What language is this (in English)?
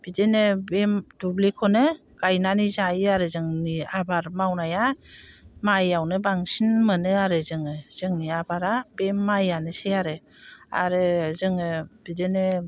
Bodo